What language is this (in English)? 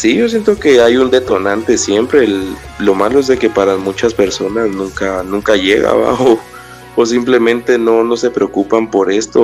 Spanish